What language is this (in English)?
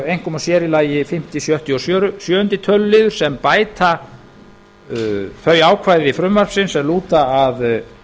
Icelandic